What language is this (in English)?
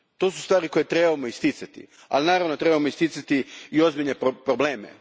Croatian